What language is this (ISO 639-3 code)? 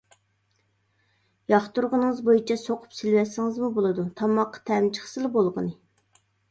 uig